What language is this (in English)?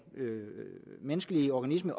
Danish